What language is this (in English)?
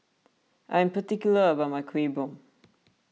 English